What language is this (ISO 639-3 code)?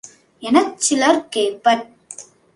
tam